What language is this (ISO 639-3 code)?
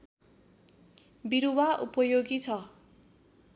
nep